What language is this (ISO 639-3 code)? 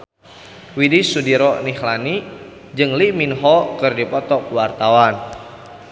sun